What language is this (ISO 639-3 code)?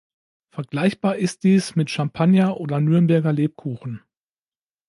deu